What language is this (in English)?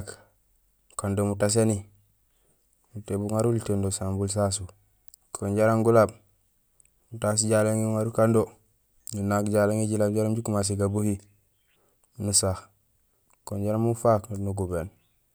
Gusilay